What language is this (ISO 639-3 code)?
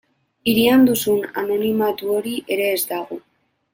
eus